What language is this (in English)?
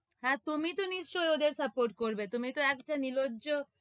Bangla